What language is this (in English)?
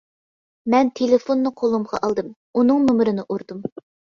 Uyghur